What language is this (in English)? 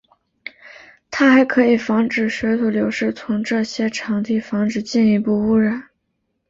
Chinese